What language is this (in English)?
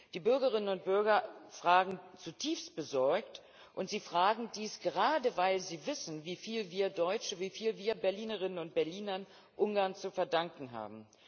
German